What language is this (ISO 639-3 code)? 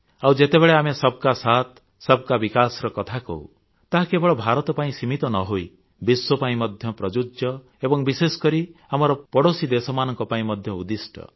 ori